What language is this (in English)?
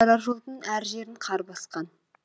Kazakh